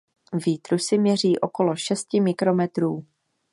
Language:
Czech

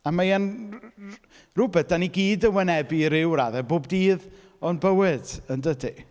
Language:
Welsh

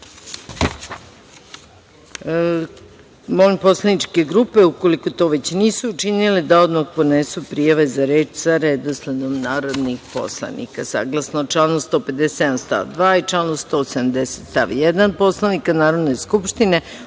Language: Serbian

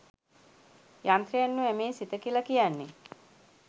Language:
Sinhala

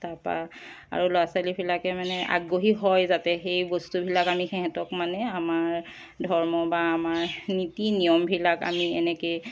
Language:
Assamese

